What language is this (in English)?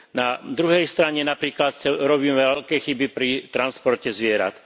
Slovak